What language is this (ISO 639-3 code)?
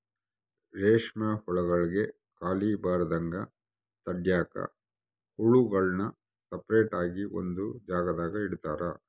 kan